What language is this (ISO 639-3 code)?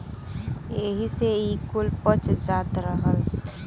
bho